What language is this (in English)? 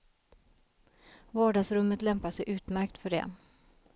Swedish